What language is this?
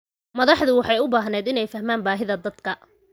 Somali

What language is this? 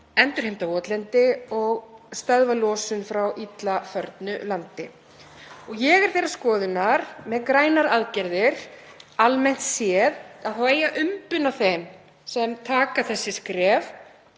Icelandic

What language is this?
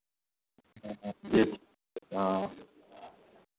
Maithili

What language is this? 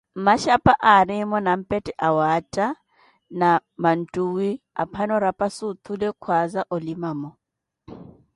Koti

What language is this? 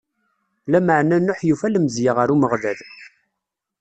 Kabyle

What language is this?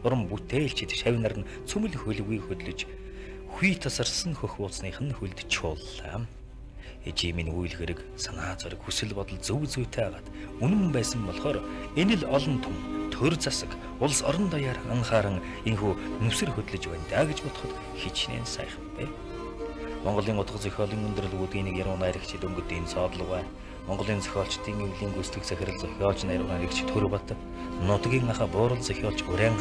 Korean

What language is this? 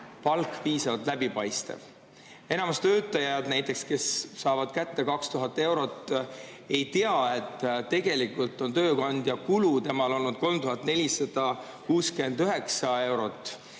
Estonian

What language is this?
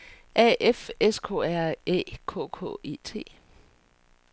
Danish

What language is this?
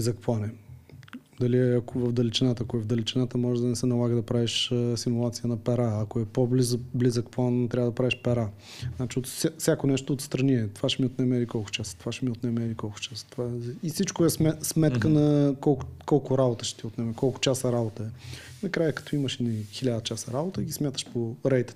Bulgarian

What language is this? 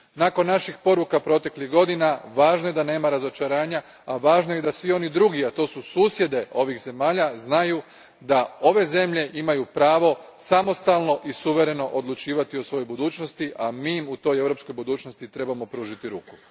Croatian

